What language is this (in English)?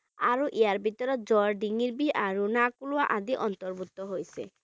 Bangla